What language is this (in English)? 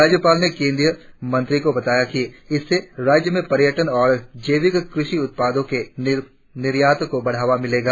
Hindi